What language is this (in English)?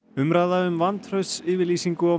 Icelandic